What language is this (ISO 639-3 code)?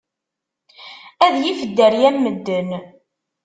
kab